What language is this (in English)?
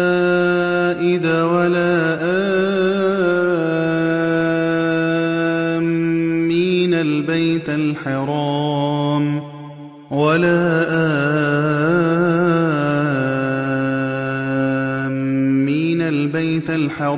Arabic